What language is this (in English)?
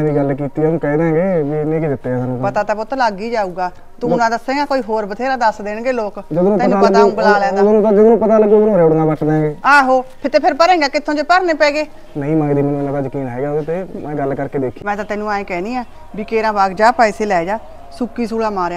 Punjabi